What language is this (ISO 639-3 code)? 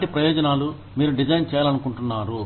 tel